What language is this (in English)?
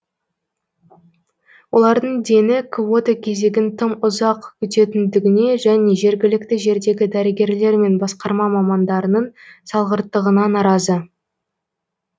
Kazakh